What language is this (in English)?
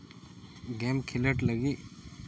Santali